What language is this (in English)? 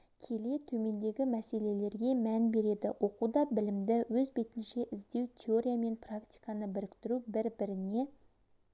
Kazakh